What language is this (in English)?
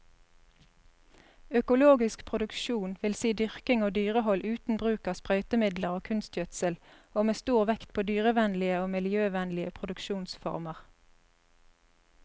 Norwegian